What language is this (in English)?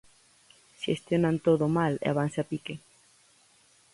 Galician